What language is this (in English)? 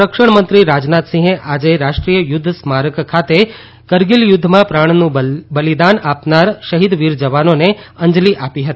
Gujarati